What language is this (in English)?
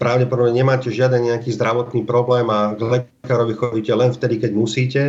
Slovak